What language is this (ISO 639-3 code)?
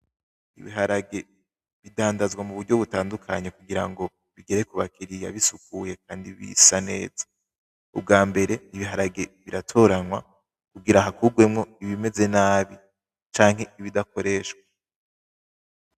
run